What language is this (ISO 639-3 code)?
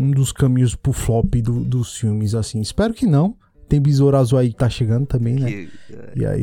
por